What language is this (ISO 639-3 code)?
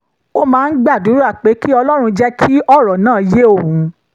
yor